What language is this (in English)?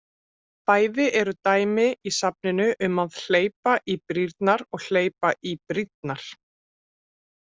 Icelandic